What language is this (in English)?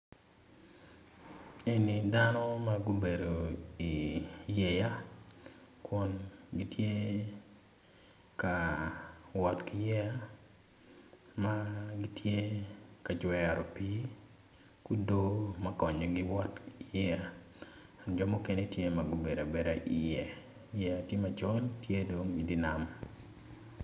Acoli